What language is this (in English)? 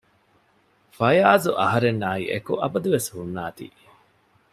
Divehi